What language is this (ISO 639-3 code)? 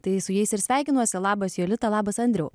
lit